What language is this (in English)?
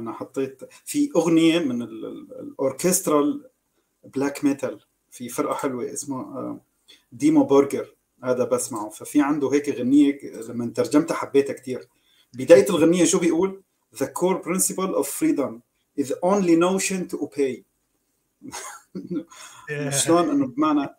Arabic